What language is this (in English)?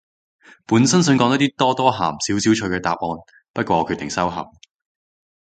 Cantonese